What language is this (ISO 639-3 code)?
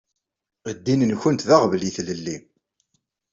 kab